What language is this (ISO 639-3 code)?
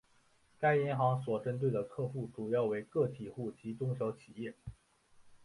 zho